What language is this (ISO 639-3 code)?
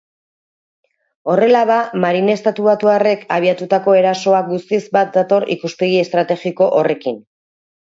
eus